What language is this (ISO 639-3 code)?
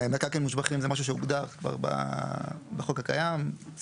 heb